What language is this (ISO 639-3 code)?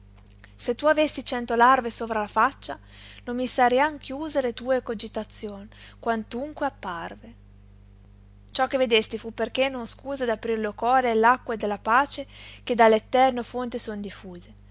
ita